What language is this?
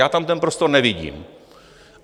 Czech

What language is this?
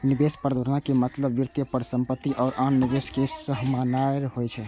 Maithili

